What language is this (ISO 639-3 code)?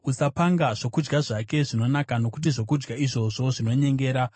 sna